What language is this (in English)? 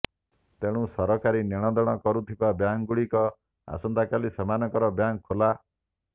Odia